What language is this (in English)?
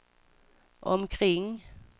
Swedish